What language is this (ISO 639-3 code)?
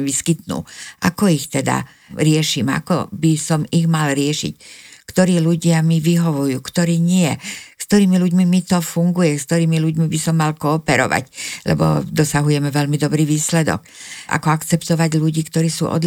slk